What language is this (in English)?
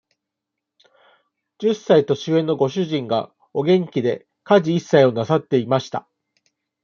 Japanese